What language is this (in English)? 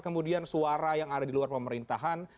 Indonesian